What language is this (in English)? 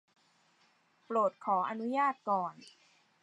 Thai